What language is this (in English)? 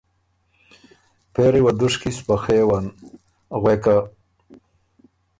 Ormuri